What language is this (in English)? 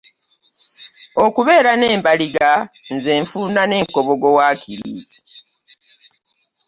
Ganda